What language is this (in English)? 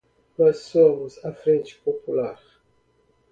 Portuguese